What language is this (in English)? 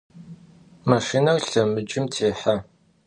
Adyghe